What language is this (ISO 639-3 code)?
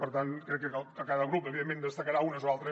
cat